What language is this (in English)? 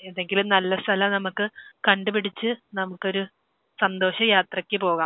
Malayalam